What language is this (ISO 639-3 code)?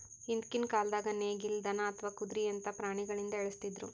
kan